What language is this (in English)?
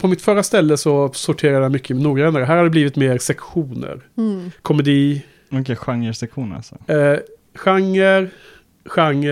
Swedish